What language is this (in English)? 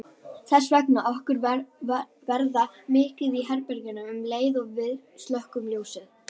Icelandic